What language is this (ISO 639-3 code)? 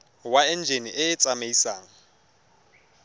tsn